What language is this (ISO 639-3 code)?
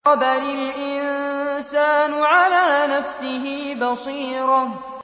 ara